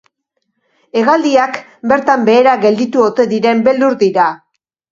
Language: Basque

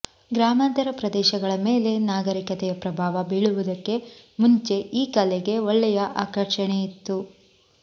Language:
Kannada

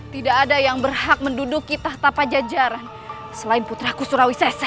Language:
Indonesian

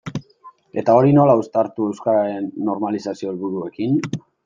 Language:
Basque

